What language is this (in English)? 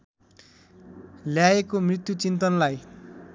Nepali